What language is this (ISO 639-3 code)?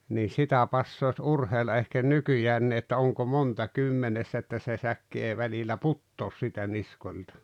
fin